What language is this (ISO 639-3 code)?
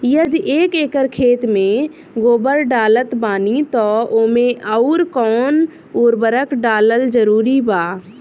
bho